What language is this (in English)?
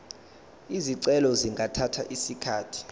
Zulu